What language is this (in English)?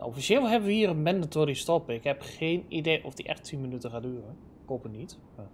Dutch